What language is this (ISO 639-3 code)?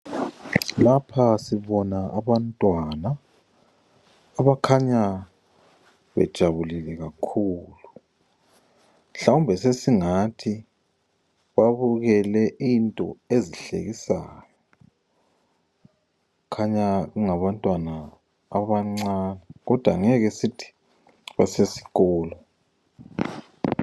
nde